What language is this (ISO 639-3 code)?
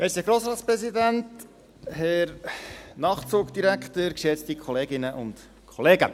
gsw